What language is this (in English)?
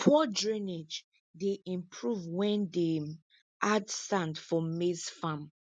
Nigerian Pidgin